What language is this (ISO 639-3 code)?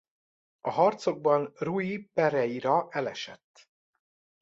hun